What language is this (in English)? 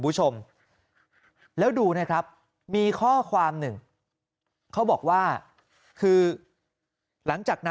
Thai